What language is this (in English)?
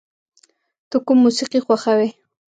Pashto